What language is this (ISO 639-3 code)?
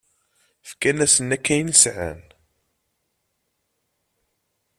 kab